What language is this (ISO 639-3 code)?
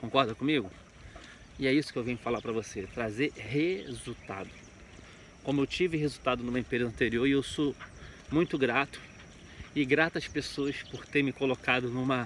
por